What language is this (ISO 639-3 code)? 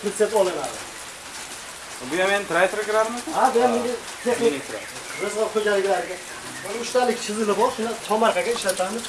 tur